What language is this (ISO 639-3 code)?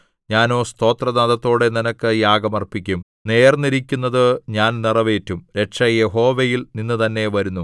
mal